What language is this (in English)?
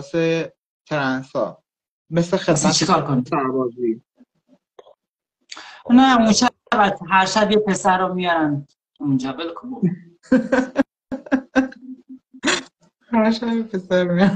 Persian